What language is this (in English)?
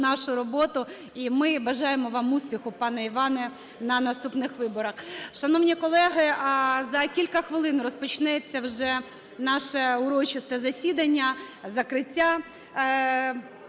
Ukrainian